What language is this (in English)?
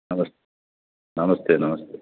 Telugu